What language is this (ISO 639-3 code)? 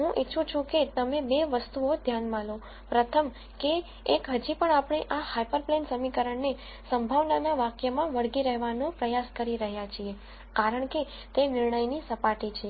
guj